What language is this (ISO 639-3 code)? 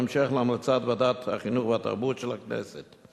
heb